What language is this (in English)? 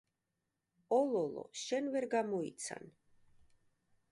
Georgian